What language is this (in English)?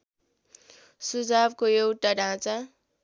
Nepali